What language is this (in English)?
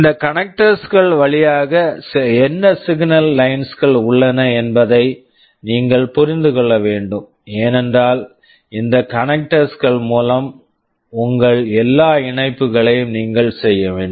Tamil